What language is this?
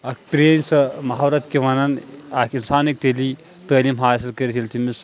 Kashmiri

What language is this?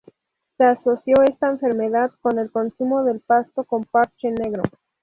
Spanish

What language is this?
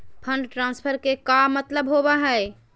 Magahi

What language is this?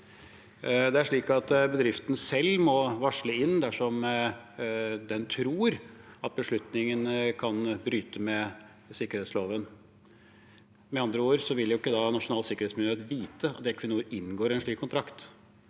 Norwegian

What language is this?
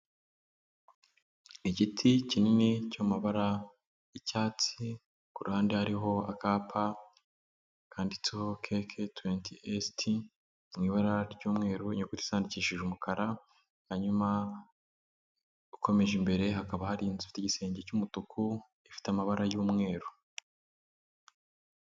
Kinyarwanda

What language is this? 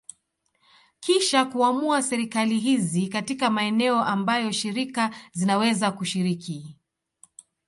Swahili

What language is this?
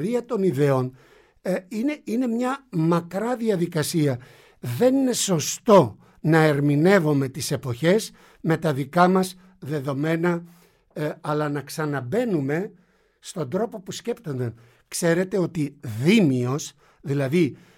Greek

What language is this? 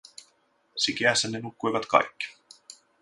Finnish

